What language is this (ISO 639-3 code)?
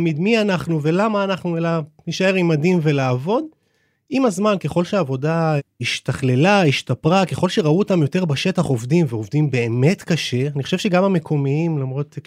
heb